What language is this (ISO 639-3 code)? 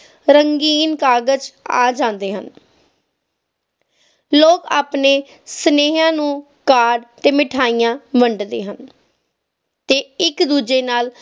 pan